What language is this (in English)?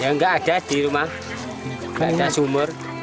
Indonesian